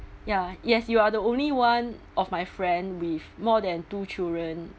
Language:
English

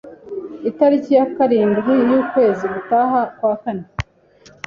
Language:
Kinyarwanda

